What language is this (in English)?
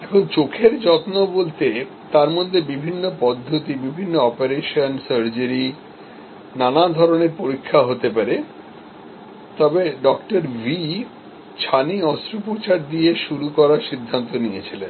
Bangla